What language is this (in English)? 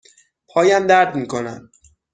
Persian